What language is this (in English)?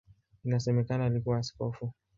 Swahili